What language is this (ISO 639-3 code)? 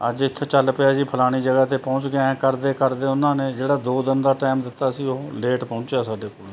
pan